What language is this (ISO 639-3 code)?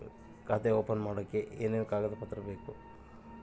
kan